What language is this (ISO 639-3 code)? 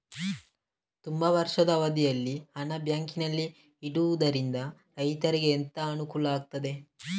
kan